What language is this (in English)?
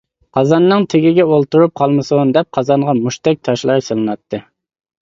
Uyghur